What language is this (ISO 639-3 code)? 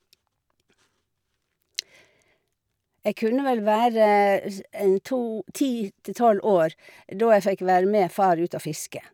nor